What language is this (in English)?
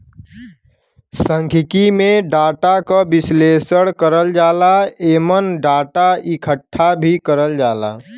Bhojpuri